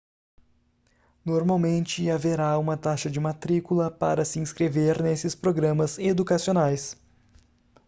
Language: Portuguese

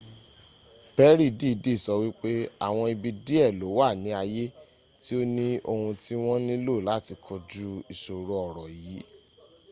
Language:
Yoruba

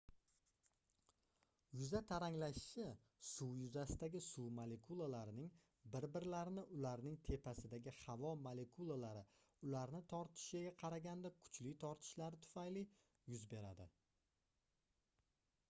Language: Uzbek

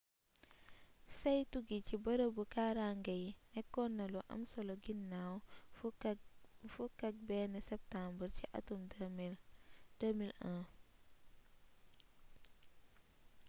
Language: Wolof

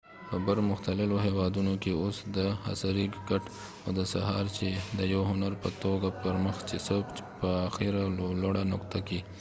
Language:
Pashto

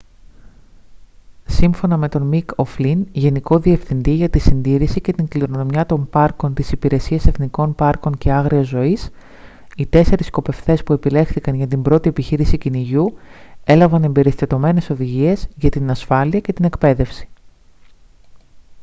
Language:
Greek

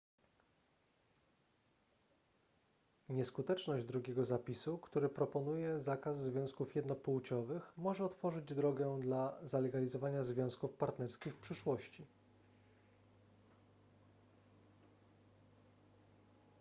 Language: Polish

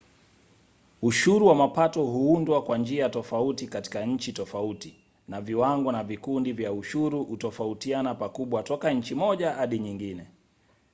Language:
Swahili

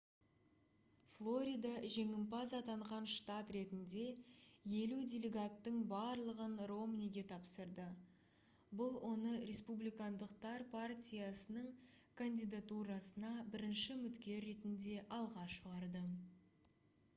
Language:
Kazakh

